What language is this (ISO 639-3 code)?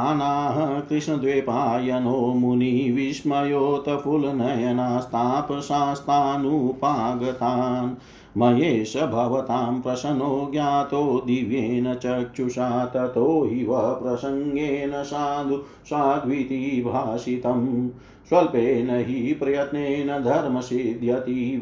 hin